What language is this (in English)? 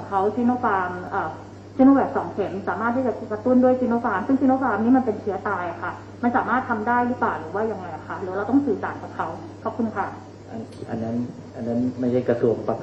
Thai